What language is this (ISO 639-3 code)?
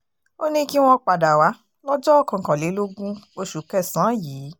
yor